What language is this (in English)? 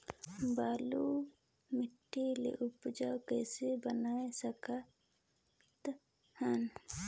Chhattisgarhi